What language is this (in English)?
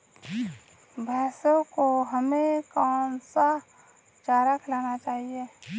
Hindi